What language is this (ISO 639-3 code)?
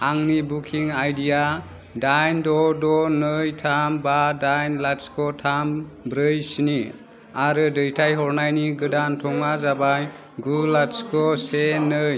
brx